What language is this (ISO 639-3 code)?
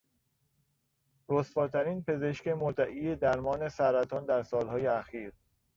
fas